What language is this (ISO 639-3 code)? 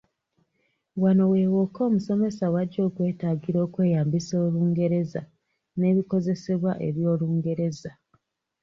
lug